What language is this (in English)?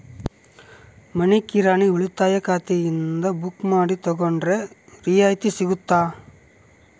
Kannada